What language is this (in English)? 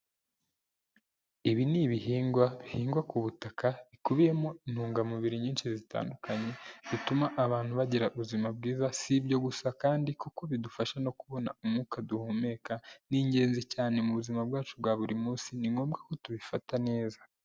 Kinyarwanda